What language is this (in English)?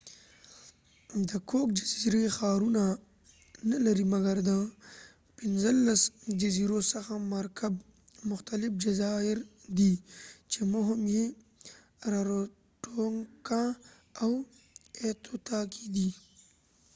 Pashto